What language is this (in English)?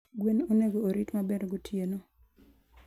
Luo (Kenya and Tanzania)